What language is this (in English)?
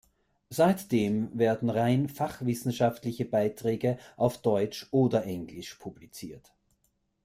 German